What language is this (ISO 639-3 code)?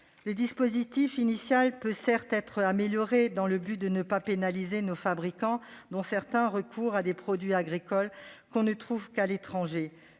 fra